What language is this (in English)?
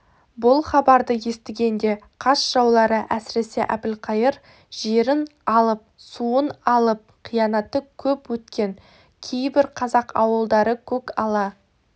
Kazakh